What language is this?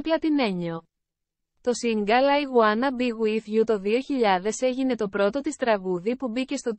Greek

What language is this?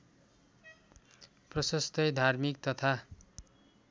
Nepali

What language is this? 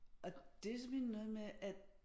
Danish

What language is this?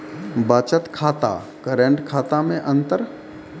Maithili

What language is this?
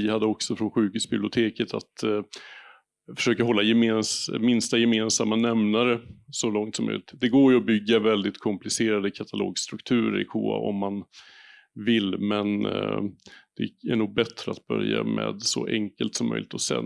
Swedish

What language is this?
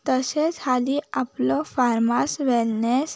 Konkani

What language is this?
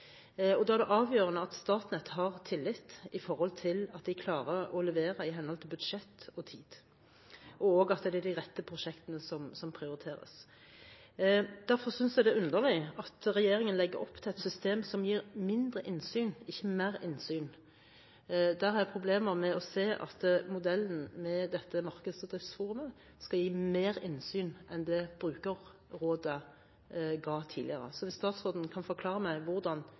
Norwegian Bokmål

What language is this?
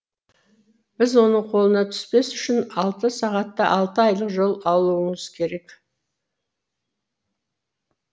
Kazakh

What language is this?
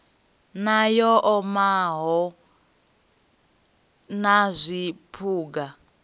Venda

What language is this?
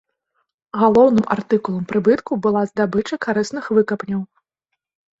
Belarusian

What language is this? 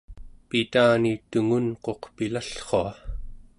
Central Yupik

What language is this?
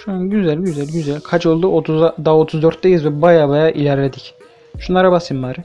Turkish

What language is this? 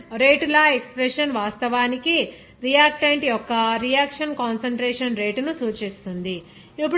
Telugu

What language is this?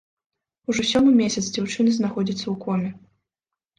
Belarusian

